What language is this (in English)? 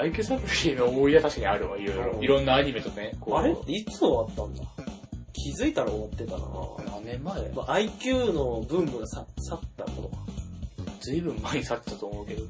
Japanese